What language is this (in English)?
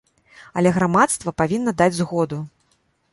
Belarusian